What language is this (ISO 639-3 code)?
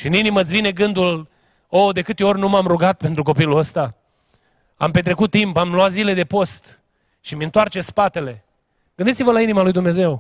ron